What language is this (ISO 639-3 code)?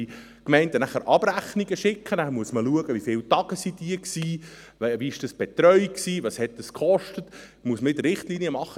gsw